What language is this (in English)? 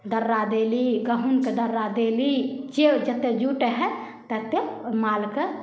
Maithili